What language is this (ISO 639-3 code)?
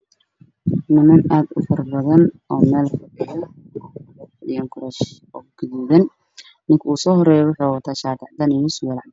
som